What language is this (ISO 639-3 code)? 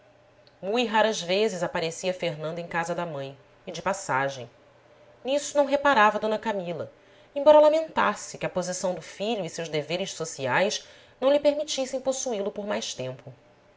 por